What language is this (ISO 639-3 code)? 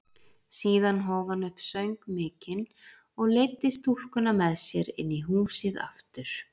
isl